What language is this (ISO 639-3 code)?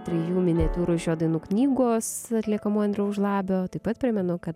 lit